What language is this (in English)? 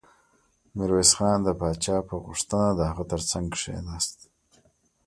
Pashto